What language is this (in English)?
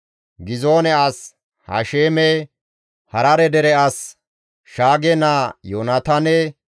Gamo